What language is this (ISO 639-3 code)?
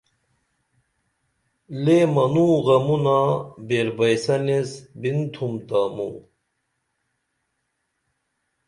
dml